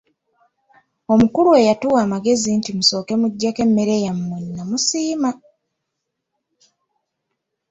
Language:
Ganda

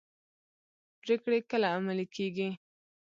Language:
Pashto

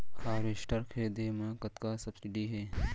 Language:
Chhattisgarhi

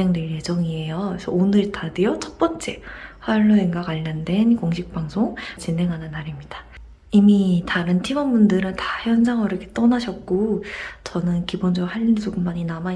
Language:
Korean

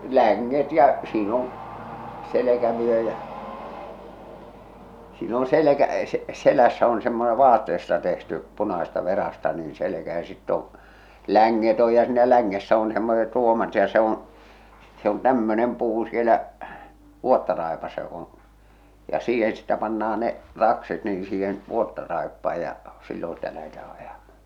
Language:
Finnish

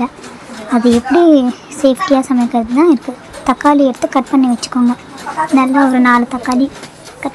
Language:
Romanian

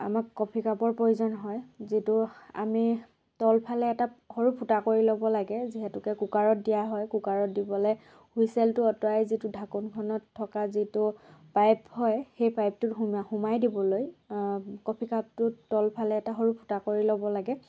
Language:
Assamese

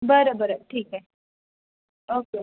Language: Marathi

